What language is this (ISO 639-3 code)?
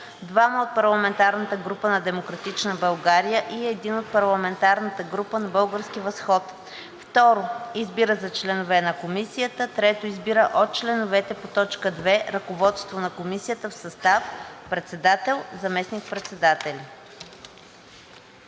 bul